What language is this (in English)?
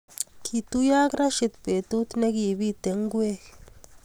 Kalenjin